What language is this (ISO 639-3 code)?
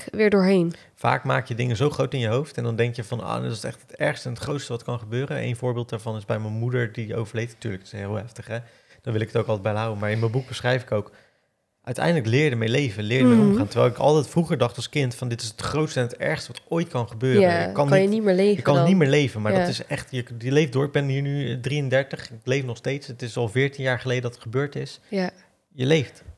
nld